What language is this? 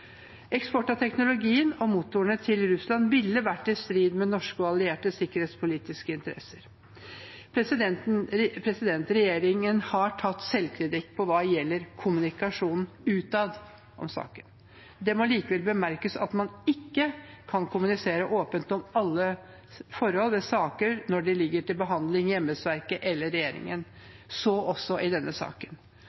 Norwegian Bokmål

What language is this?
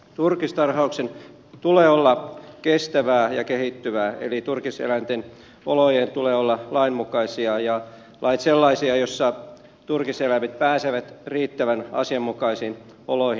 Finnish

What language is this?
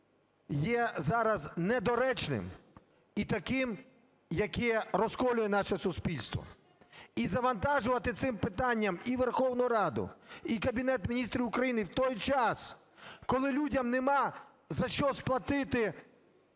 Ukrainian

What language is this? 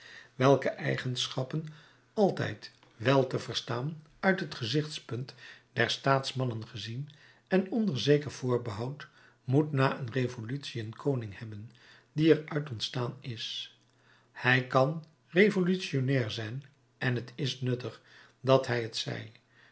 Dutch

